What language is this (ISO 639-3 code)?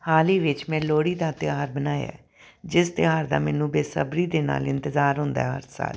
pan